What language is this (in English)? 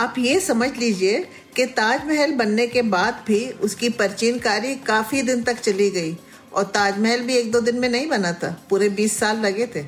Hindi